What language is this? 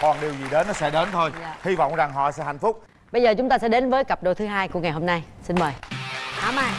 Vietnamese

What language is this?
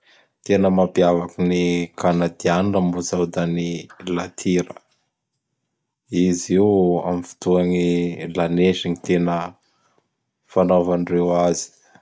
Bara Malagasy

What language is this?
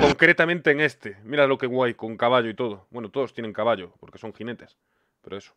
Spanish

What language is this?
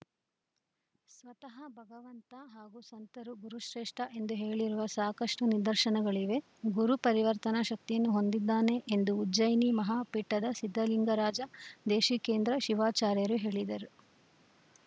Kannada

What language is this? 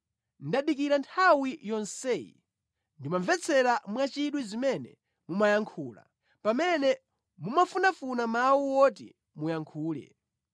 Nyanja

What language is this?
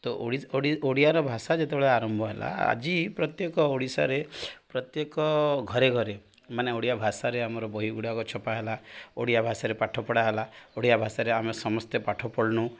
Odia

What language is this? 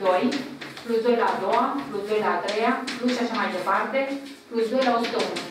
Romanian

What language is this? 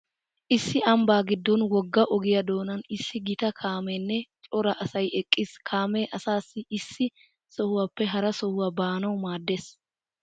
Wolaytta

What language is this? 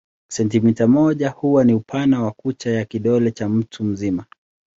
Swahili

